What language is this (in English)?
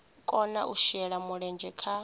Venda